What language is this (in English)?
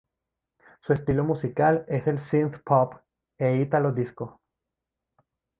Spanish